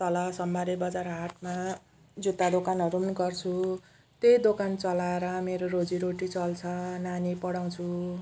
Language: Nepali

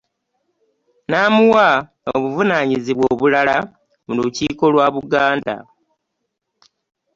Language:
Ganda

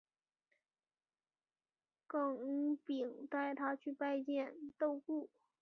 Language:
Chinese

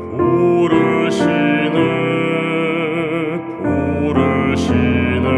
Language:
Korean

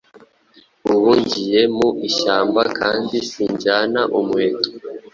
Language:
Kinyarwanda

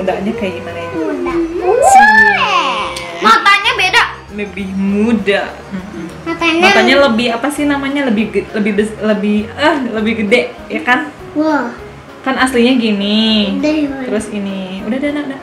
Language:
Indonesian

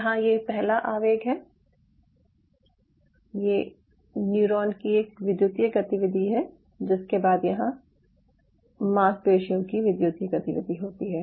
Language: Hindi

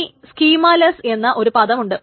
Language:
Malayalam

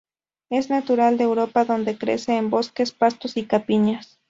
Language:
Spanish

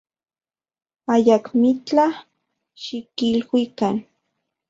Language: Central Puebla Nahuatl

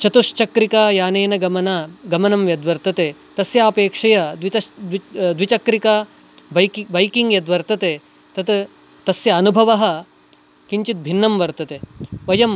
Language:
Sanskrit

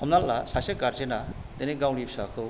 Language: Bodo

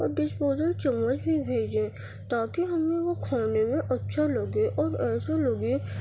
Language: Urdu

